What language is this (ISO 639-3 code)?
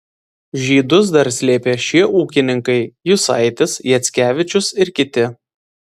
lit